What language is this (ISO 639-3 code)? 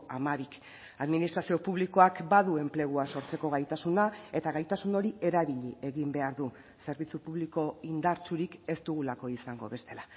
eus